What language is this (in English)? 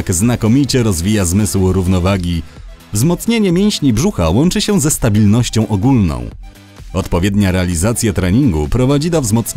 Polish